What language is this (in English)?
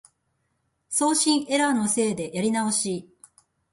Japanese